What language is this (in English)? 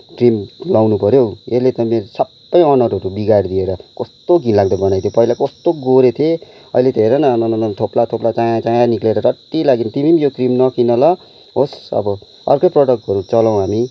Nepali